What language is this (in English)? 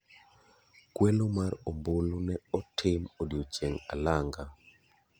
Luo (Kenya and Tanzania)